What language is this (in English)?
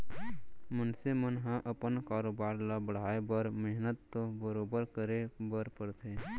Chhattisgarhi